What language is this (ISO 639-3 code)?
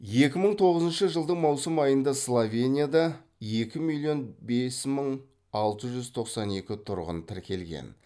kaz